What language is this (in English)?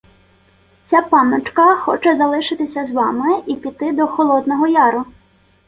Ukrainian